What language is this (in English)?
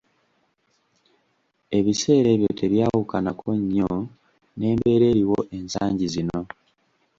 Ganda